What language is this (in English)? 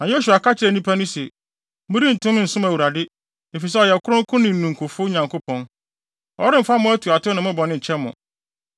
Akan